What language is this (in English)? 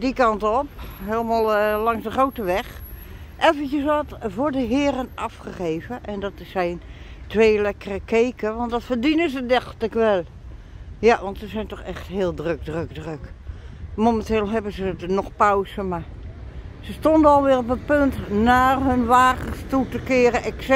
Dutch